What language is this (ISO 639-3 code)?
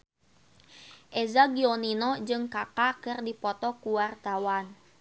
sun